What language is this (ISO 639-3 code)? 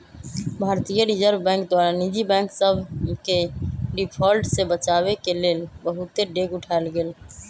mag